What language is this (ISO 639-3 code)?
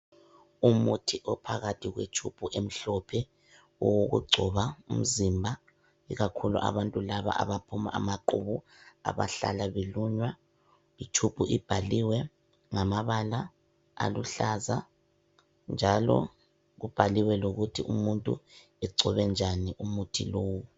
nde